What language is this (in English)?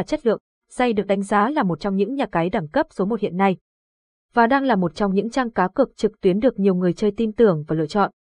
Vietnamese